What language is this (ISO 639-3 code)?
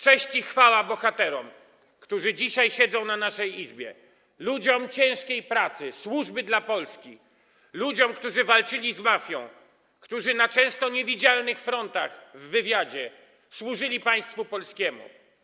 pol